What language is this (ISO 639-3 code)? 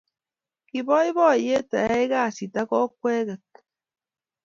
kln